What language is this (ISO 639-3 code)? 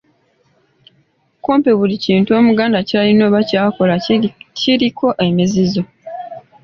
lug